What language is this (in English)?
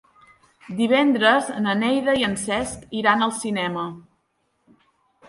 Catalan